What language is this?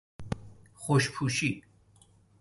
Persian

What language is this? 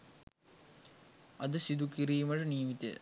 Sinhala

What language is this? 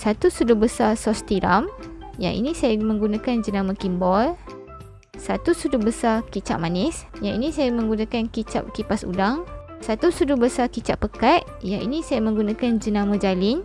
Malay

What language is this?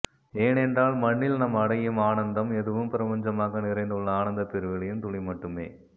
Tamil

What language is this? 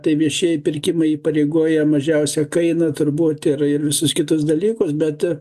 Lithuanian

